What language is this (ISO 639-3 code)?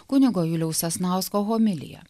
lit